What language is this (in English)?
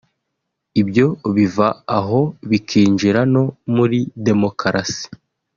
Kinyarwanda